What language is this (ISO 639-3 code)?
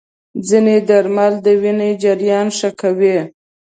pus